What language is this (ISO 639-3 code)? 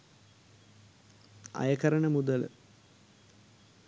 sin